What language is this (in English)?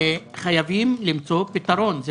Hebrew